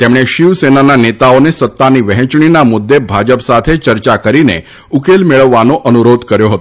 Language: Gujarati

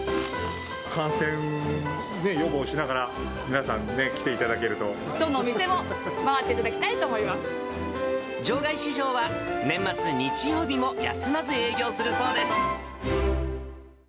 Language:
Japanese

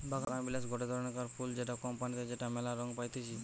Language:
Bangla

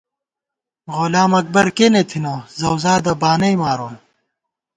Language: Gawar-Bati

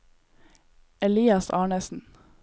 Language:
Norwegian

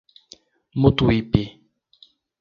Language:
Portuguese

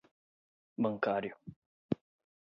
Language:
Portuguese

